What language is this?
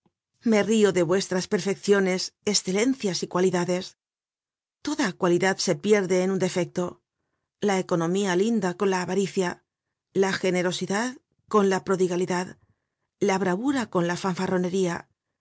Spanish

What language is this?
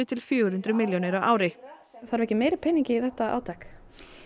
Icelandic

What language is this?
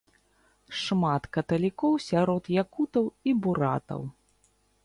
Belarusian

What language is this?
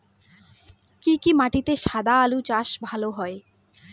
Bangla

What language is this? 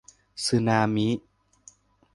Thai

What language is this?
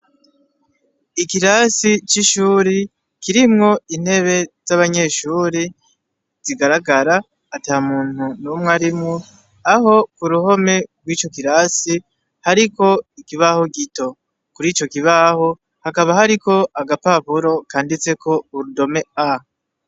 Rundi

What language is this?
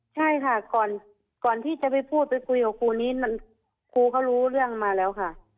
Thai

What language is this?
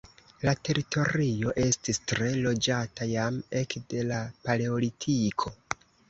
Esperanto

